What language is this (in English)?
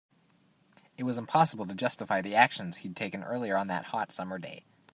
English